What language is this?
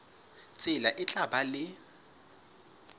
Southern Sotho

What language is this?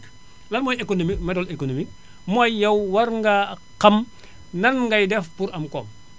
Wolof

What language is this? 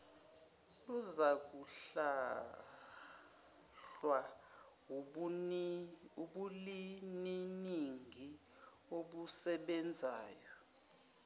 Zulu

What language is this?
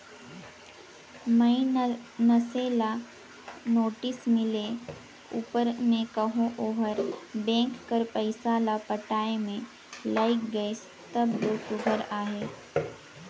Chhattisgarhi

